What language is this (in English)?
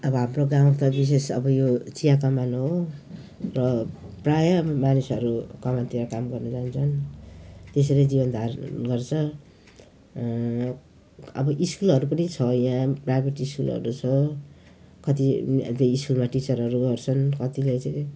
Nepali